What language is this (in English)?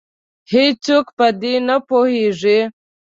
Pashto